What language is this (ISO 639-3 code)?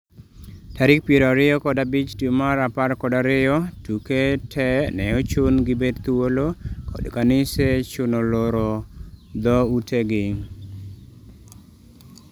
luo